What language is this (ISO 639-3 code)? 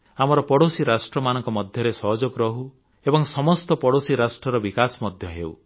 ori